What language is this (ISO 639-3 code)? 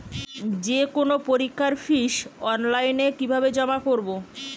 ben